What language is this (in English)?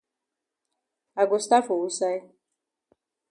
Cameroon Pidgin